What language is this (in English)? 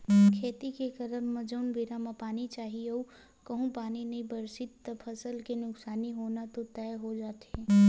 Chhattisgarhi